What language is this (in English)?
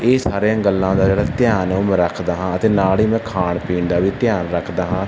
Punjabi